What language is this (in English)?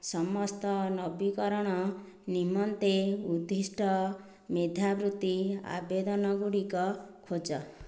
Odia